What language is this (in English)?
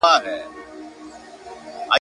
Pashto